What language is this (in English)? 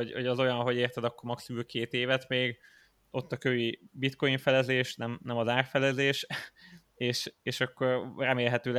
Hungarian